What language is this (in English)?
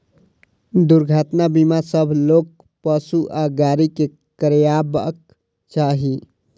Maithili